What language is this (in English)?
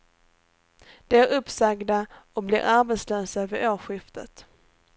Swedish